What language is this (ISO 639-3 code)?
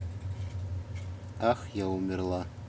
rus